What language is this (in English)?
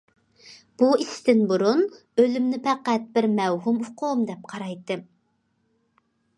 Uyghur